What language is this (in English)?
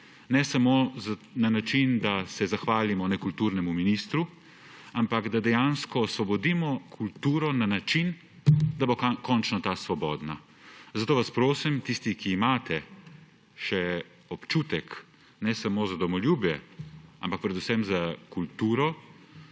Slovenian